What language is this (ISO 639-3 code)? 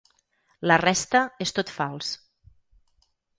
cat